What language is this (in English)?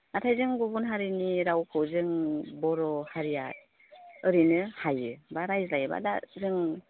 Bodo